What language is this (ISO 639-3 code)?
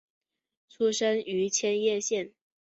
zho